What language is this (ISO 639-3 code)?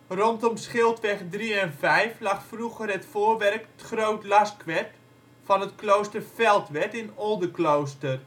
nld